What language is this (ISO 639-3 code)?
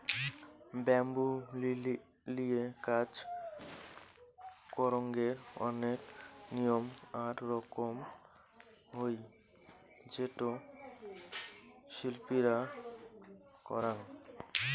ben